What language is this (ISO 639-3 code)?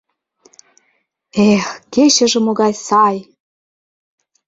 chm